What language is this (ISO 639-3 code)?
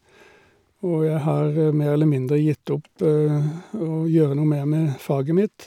nor